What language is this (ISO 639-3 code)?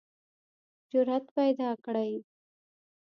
pus